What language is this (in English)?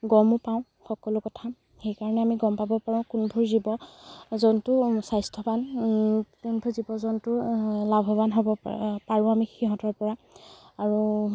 Assamese